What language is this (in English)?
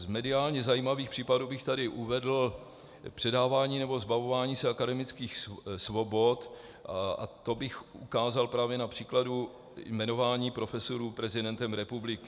Czech